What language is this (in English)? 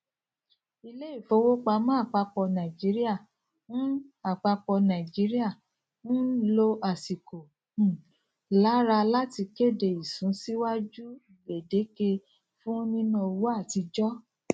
Yoruba